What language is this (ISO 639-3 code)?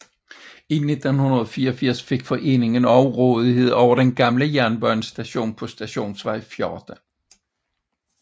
dan